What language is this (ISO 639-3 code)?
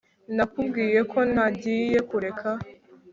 kin